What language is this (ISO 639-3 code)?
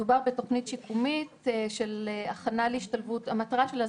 heb